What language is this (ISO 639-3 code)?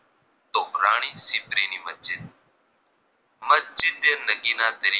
guj